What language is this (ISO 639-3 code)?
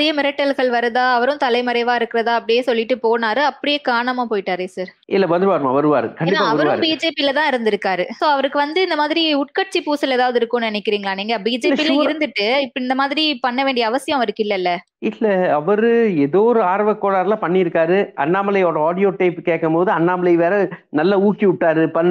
tam